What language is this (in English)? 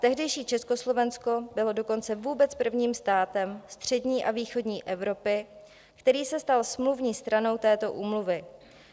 Czech